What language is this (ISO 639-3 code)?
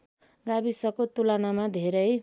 nep